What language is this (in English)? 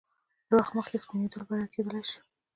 Pashto